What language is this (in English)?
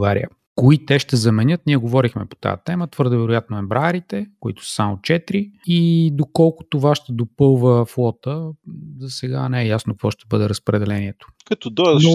Bulgarian